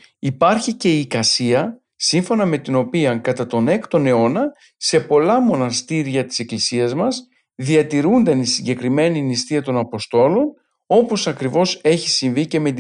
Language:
Greek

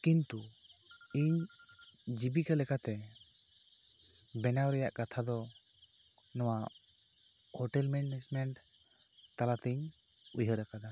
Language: Santali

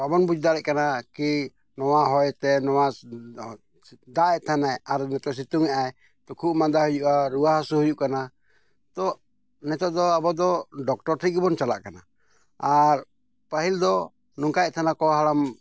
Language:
Santali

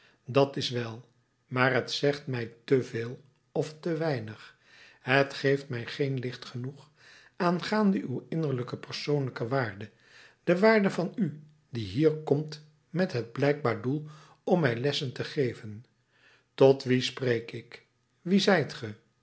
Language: Dutch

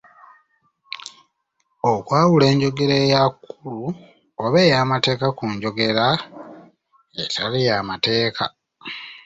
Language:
Ganda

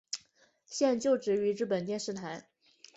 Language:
Chinese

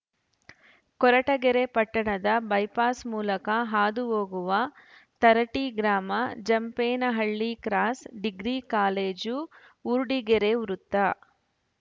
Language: Kannada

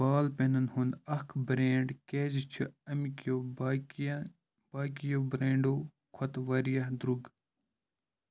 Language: Kashmiri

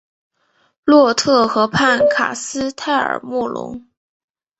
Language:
Chinese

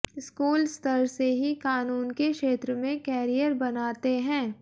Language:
Hindi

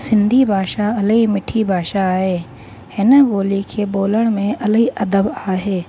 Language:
Sindhi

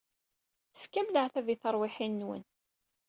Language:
Kabyle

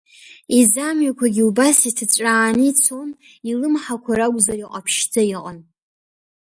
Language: Abkhazian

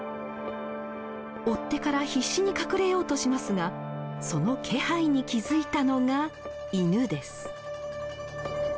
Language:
Japanese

